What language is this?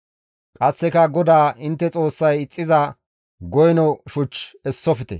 Gamo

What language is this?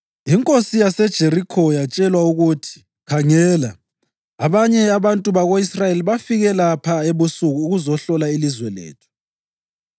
North Ndebele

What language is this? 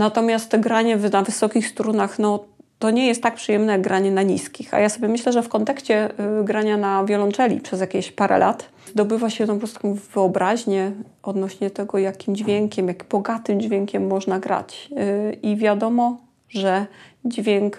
Polish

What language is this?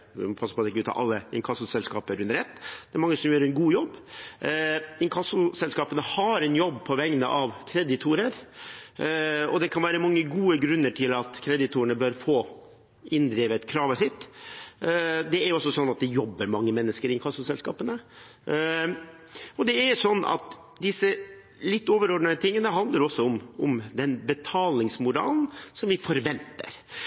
Norwegian Bokmål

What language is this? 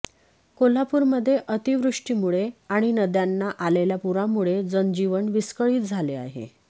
Marathi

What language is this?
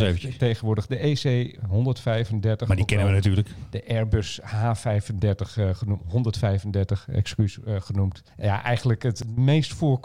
Dutch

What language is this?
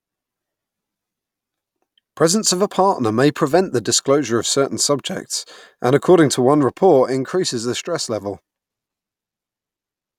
English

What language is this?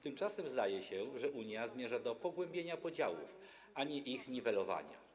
Polish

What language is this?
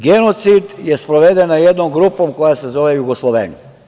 Serbian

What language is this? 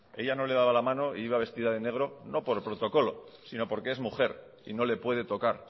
Spanish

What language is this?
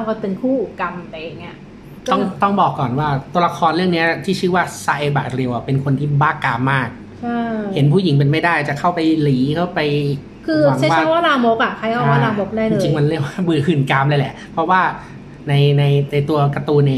Thai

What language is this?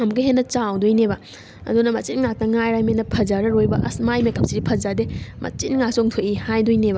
Manipuri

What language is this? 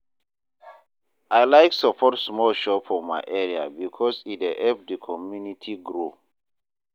Nigerian Pidgin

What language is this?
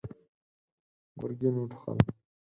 Pashto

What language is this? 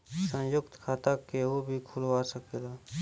Bhojpuri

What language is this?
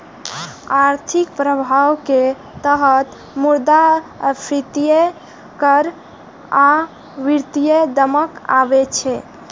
Maithili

